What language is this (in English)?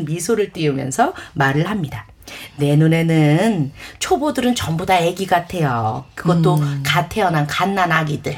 Korean